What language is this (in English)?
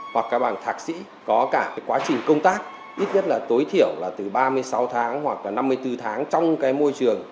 Vietnamese